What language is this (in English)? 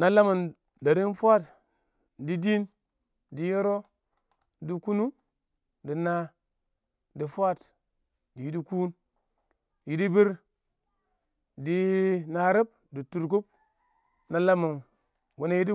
Awak